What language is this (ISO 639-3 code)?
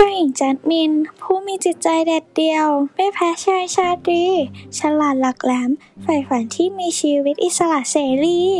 tha